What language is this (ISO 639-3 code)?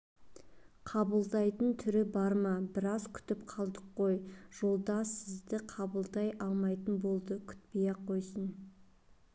kaz